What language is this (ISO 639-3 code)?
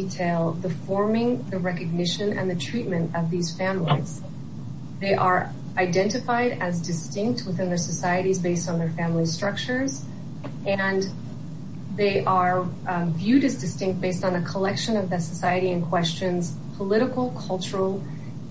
eng